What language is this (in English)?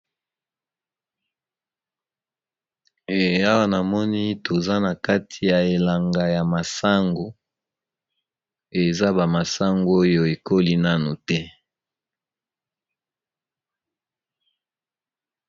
Lingala